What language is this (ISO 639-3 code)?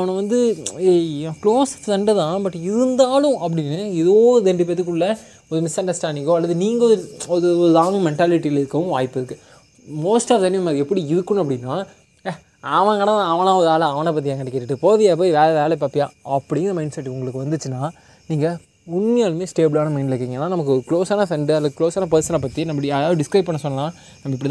tam